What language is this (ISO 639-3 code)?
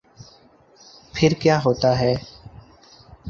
urd